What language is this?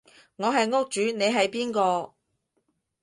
Cantonese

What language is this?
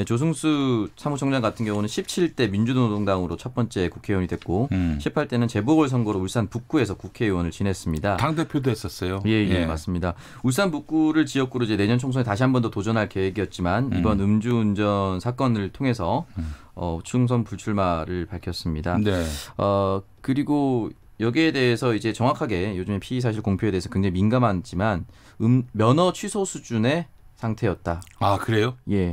Korean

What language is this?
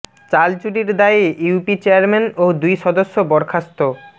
Bangla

